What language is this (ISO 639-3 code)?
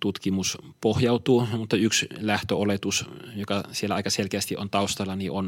fin